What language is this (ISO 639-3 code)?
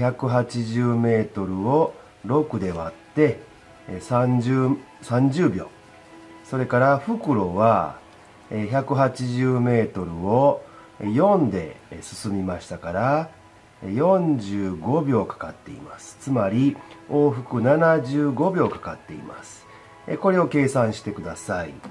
jpn